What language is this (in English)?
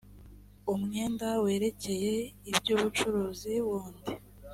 Kinyarwanda